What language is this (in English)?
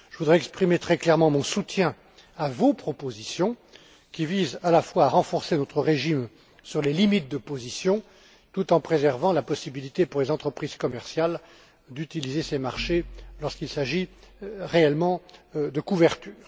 French